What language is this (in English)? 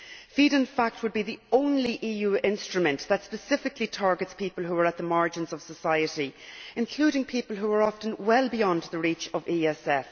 English